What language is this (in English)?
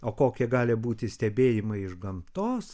Lithuanian